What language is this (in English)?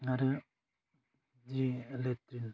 Bodo